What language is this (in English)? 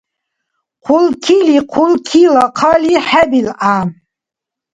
Dargwa